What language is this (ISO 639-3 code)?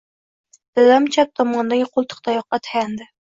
uzb